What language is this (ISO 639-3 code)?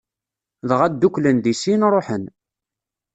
kab